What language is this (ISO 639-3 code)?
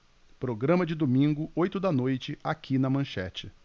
por